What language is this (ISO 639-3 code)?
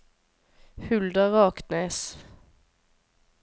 nor